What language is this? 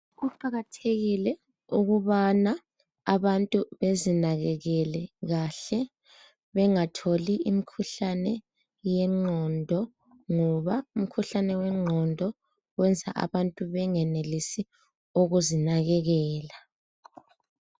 North Ndebele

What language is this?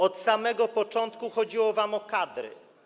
Polish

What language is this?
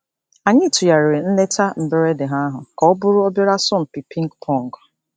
Igbo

